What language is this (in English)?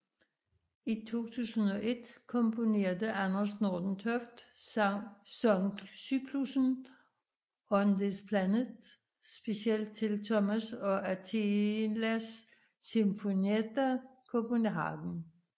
Danish